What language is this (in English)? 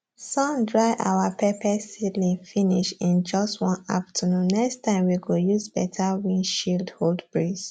Nigerian Pidgin